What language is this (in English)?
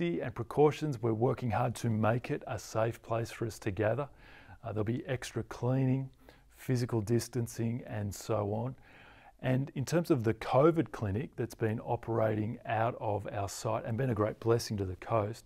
English